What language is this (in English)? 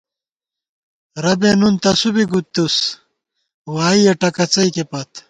Gawar-Bati